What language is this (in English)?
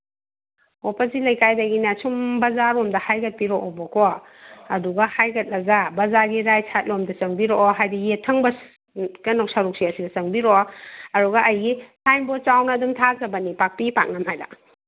Manipuri